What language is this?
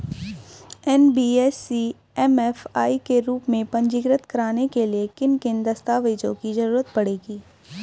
Hindi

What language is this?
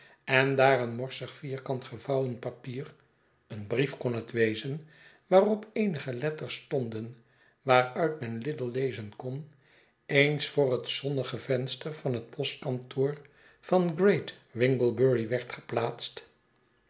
Dutch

